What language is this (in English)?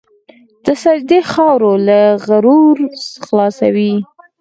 Pashto